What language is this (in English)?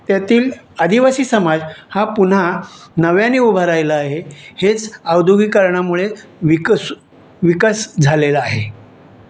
Marathi